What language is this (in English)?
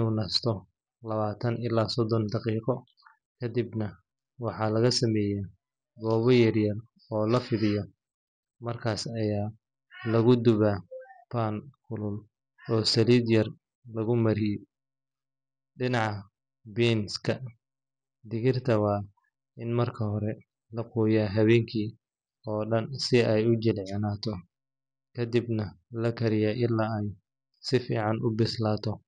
Somali